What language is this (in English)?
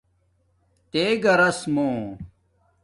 Domaaki